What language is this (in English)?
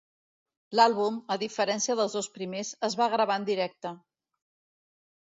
Catalan